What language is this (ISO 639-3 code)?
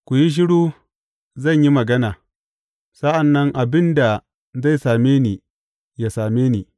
hau